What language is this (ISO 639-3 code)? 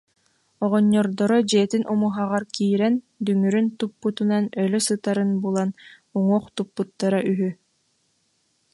sah